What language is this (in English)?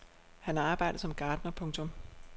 Danish